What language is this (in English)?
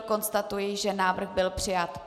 Czech